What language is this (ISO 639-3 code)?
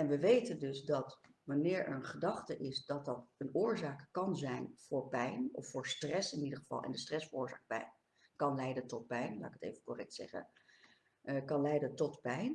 nld